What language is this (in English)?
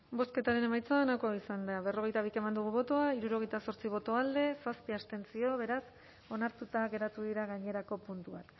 Basque